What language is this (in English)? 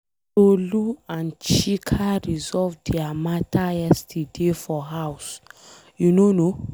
Nigerian Pidgin